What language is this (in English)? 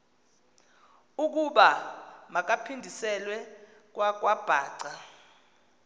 Xhosa